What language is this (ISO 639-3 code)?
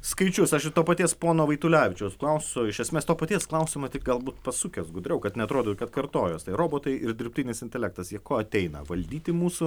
lit